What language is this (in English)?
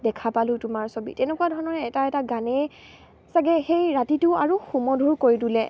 Assamese